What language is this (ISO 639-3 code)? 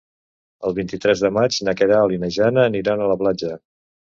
cat